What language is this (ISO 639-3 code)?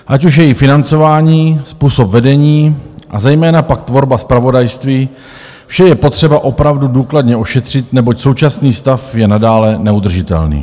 ces